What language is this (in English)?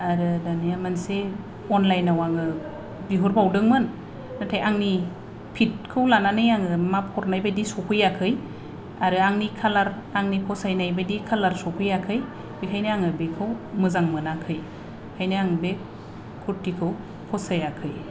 Bodo